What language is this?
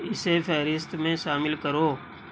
Urdu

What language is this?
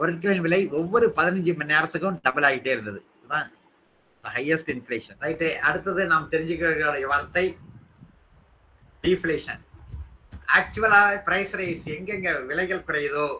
Tamil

